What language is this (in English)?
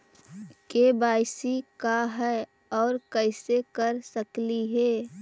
Magahi